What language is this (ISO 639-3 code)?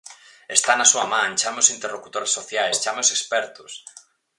glg